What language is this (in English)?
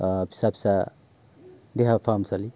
Bodo